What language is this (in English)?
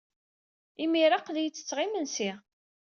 Kabyle